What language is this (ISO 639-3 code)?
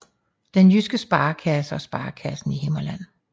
dan